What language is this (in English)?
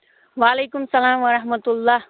Kashmiri